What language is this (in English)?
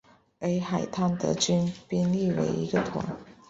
Chinese